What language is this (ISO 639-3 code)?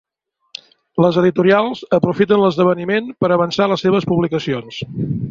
cat